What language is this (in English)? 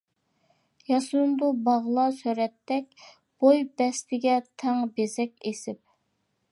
Uyghur